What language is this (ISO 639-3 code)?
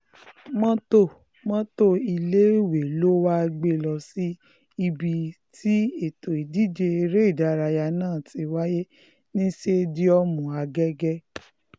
yor